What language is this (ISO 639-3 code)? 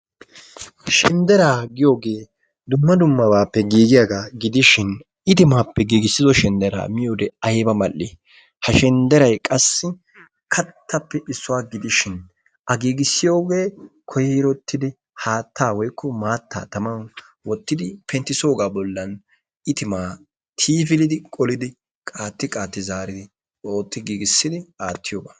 wal